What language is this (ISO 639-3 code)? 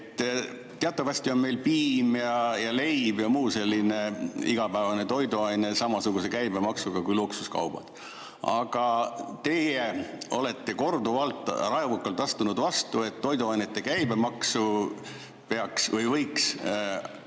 est